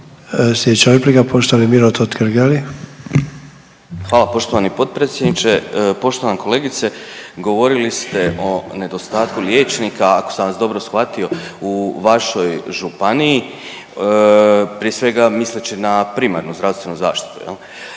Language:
Croatian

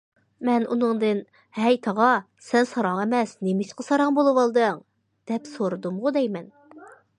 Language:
Uyghur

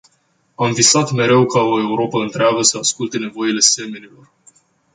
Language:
Romanian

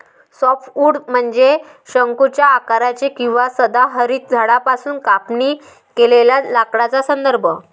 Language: Marathi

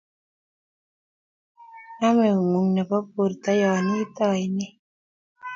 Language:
Kalenjin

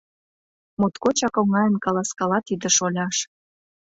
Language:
Mari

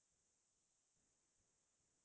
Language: Assamese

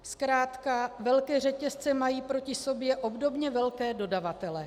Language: Czech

